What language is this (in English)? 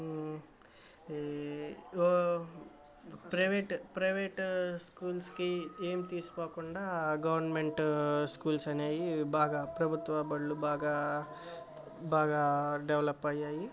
Telugu